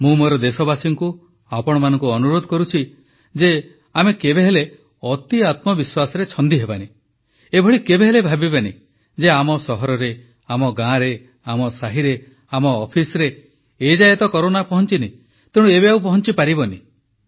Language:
Odia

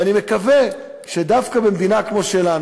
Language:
Hebrew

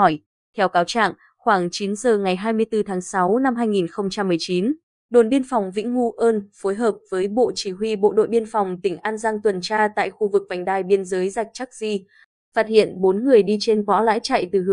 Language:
Vietnamese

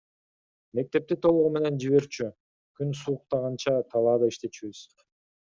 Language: Kyrgyz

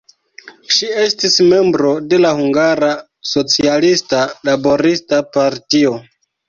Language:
Esperanto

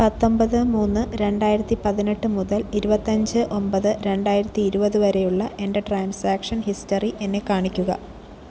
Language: Malayalam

